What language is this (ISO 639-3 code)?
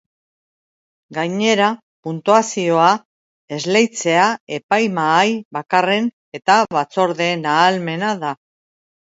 eus